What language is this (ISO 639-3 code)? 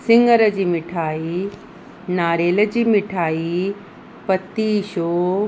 snd